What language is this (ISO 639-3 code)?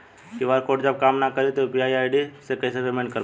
bho